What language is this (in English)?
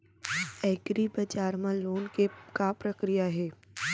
Chhattisgarhi